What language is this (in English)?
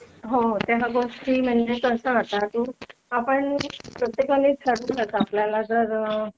Marathi